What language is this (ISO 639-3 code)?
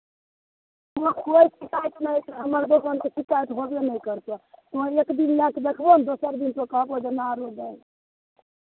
mai